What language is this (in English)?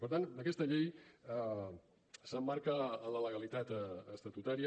Catalan